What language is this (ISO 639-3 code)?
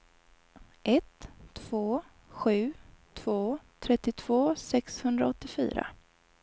swe